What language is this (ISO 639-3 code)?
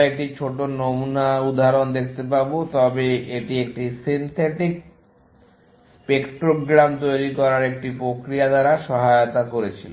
ben